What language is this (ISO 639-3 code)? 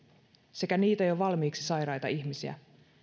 fin